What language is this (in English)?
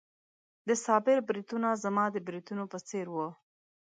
Pashto